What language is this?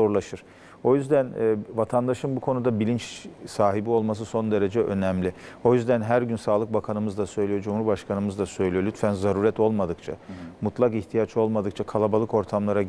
Turkish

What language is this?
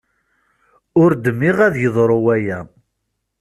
Kabyle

